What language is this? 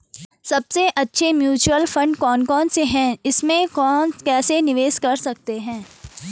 Hindi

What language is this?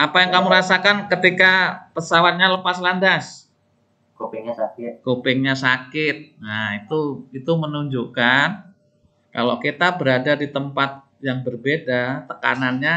Indonesian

